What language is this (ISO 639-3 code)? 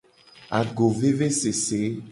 gej